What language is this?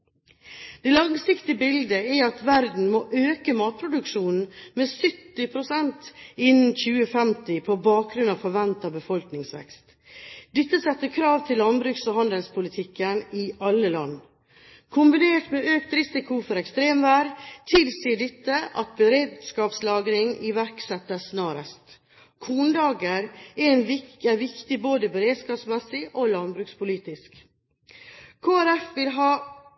Norwegian Bokmål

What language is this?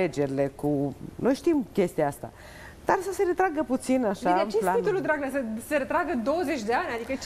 Romanian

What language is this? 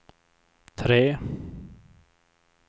Swedish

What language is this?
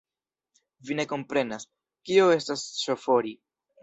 Esperanto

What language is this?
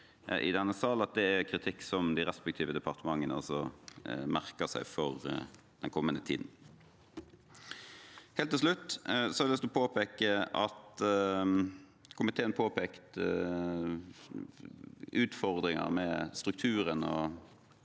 Norwegian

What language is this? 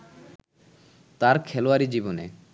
Bangla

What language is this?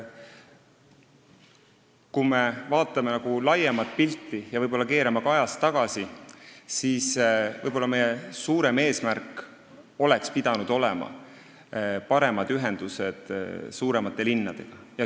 Estonian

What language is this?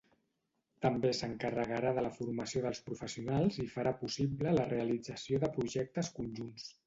Catalan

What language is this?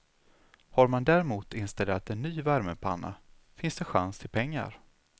Swedish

